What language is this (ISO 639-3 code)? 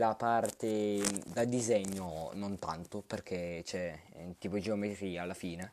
ita